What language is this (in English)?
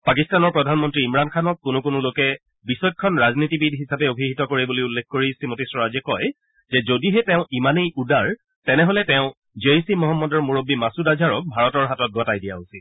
Assamese